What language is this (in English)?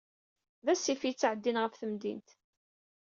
Kabyle